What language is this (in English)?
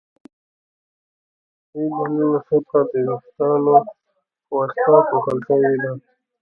Pashto